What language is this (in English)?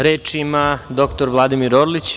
Serbian